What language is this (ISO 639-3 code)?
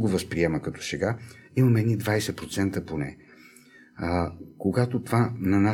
bul